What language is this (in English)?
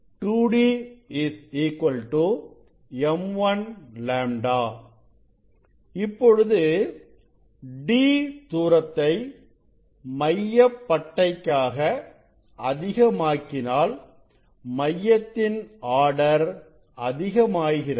Tamil